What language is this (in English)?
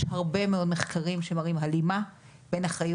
Hebrew